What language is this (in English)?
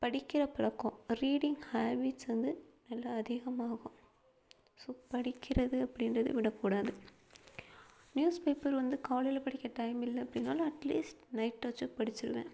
Tamil